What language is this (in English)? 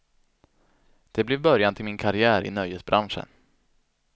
Swedish